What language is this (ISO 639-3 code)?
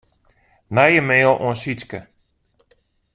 fry